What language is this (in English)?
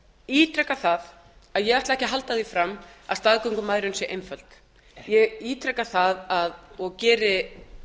Icelandic